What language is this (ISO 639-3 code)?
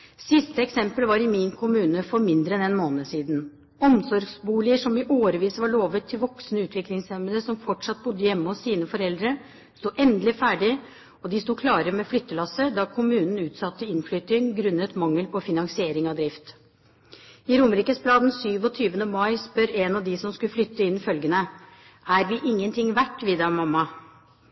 nob